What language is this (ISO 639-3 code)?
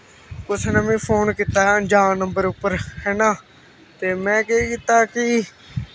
doi